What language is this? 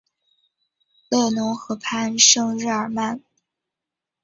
Chinese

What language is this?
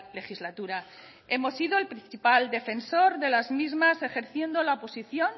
Spanish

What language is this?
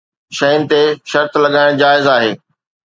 Sindhi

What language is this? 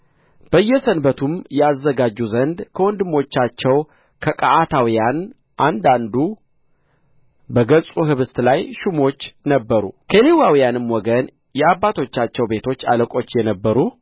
Amharic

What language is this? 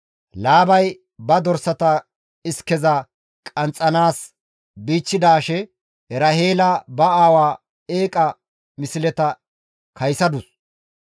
Gamo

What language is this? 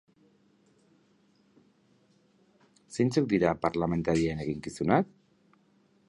Basque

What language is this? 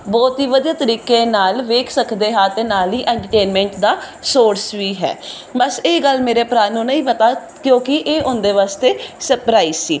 Punjabi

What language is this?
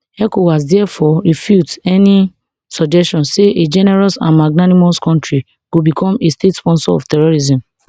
Nigerian Pidgin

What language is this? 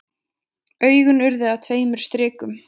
Icelandic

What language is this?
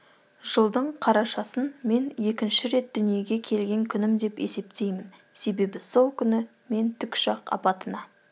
Kazakh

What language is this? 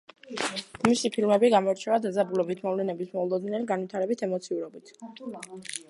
Georgian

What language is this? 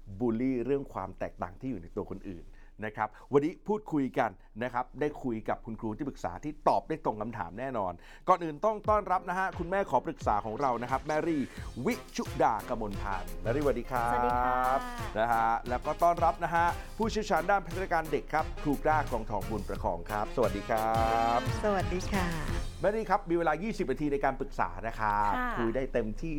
Thai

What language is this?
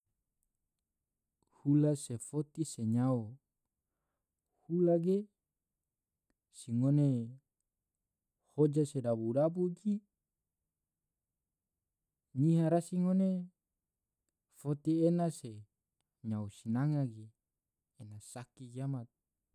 Tidore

